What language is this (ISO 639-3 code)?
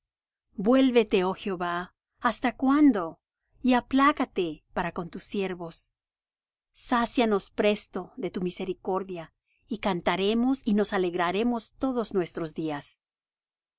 spa